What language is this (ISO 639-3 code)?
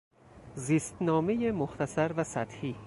fas